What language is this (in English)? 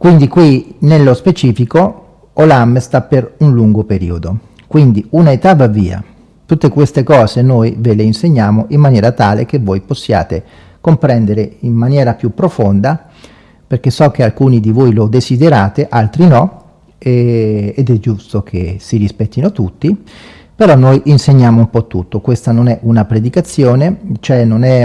Italian